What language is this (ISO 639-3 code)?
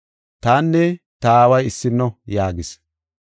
gof